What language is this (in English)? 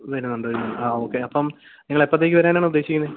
Malayalam